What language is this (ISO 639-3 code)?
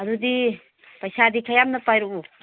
mni